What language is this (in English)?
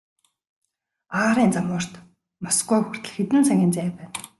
Mongolian